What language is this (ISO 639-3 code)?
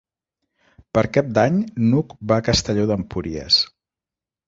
cat